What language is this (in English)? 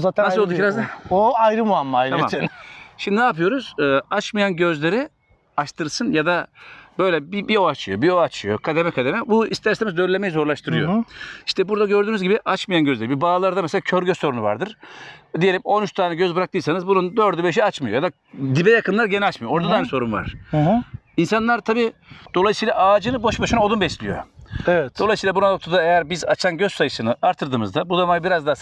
Turkish